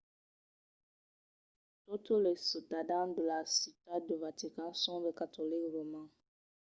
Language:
Occitan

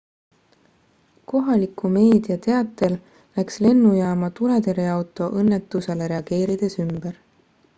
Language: Estonian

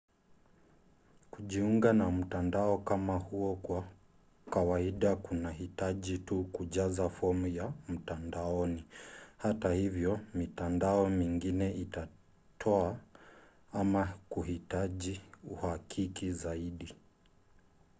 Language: Swahili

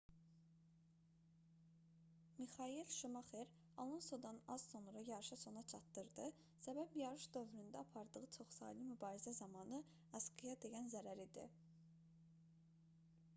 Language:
Azerbaijani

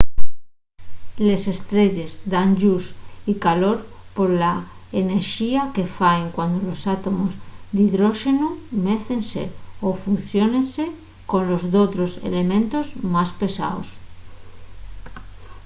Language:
Asturian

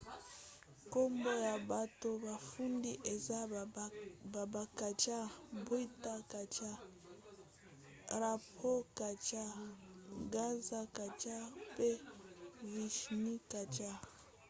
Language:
Lingala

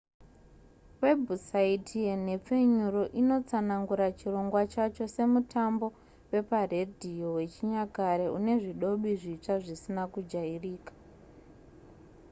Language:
Shona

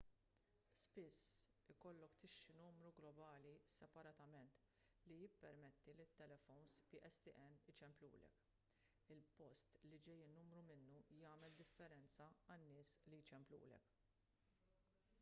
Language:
Maltese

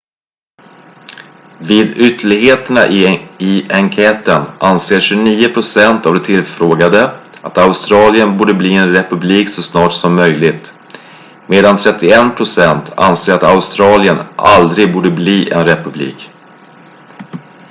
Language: Swedish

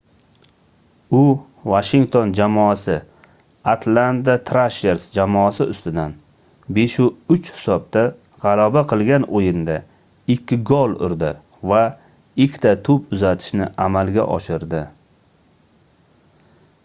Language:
Uzbek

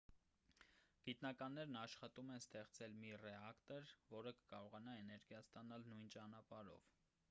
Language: Armenian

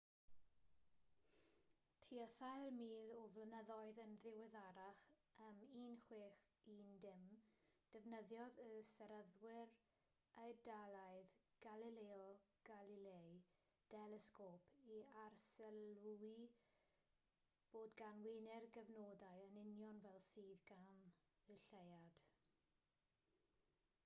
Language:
Welsh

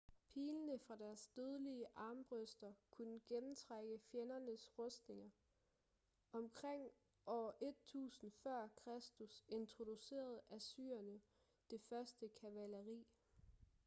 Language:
Danish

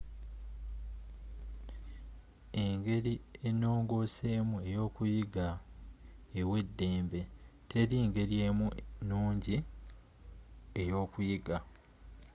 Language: Ganda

